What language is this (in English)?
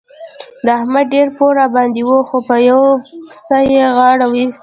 Pashto